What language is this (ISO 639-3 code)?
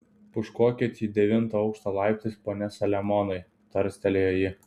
lit